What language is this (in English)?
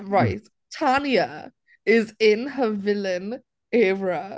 English